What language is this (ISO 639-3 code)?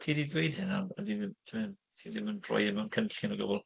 cym